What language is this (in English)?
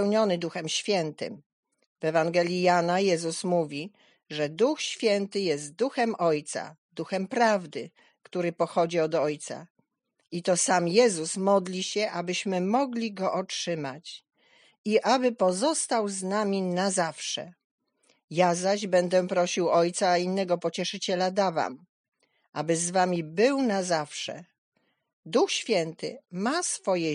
Polish